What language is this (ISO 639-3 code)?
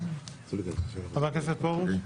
heb